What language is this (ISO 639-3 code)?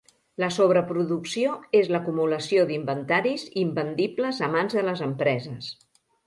cat